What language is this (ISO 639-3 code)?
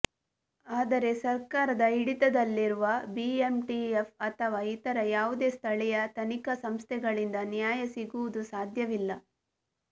kan